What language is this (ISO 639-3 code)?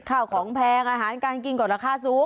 tha